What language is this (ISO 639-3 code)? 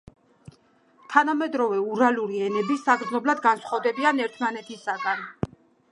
kat